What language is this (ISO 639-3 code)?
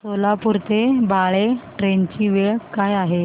mar